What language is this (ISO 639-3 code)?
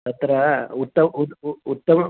san